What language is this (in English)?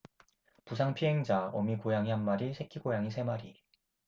Korean